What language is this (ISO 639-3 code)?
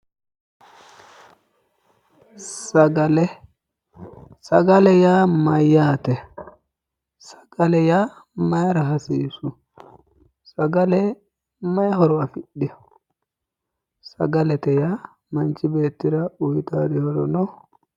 sid